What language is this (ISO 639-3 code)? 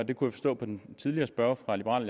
dan